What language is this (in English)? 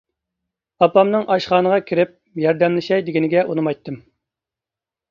Uyghur